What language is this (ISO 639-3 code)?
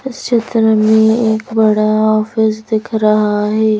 hin